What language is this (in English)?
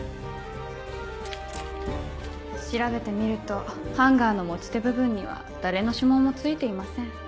Japanese